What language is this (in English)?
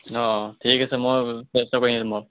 Assamese